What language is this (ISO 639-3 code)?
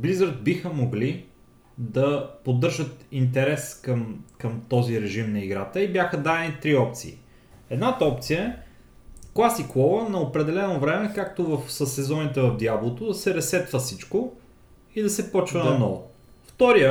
bul